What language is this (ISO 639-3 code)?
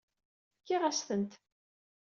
kab